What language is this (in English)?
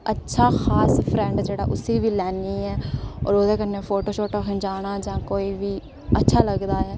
Dogri